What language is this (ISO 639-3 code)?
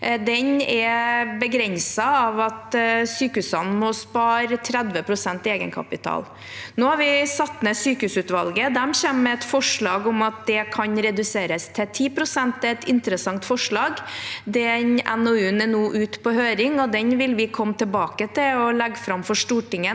nor